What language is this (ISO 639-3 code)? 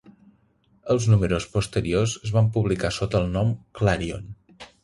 cat